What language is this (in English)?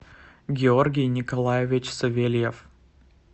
Russian